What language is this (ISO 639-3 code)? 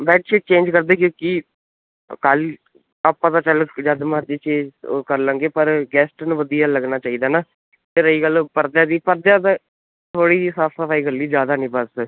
pan